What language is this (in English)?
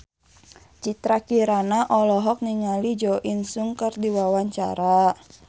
Sundanese